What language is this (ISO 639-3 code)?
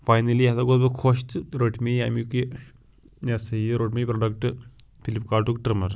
kas